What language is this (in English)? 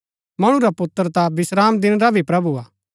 Gaddi